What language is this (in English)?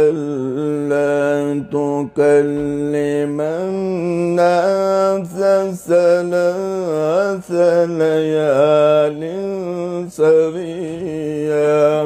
Arabic